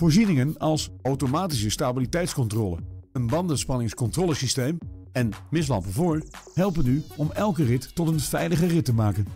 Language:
Dutch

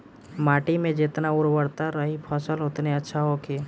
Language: Bhojpuri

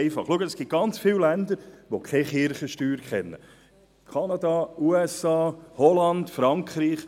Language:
Swiss German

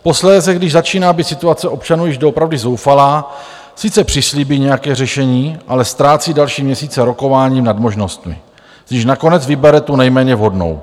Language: Czech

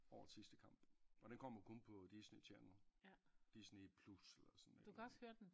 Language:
Danish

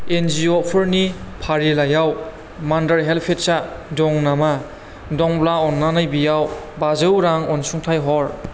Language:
Bodo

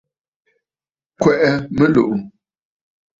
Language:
Bafut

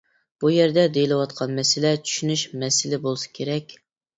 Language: Uyghur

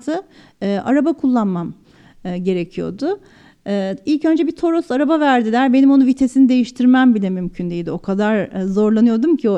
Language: Turkish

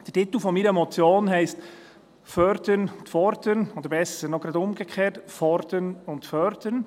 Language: Swiss German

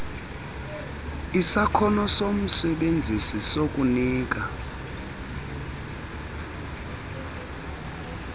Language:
Xhosa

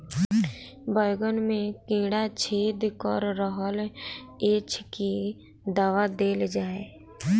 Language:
Maithili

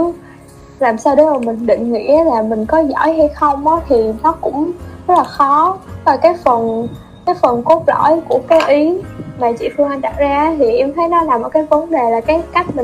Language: Vietnamese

